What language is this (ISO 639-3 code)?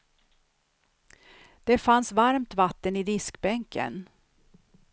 swe